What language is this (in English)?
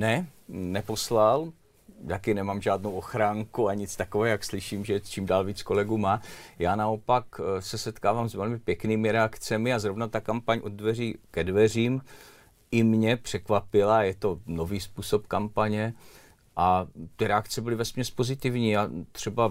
Czech